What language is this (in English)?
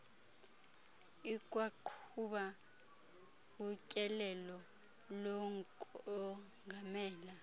Xhosa